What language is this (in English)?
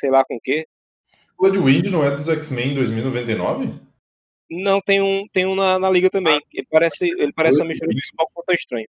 Portuguese